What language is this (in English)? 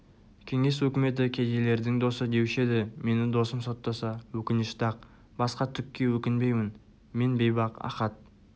Kazakh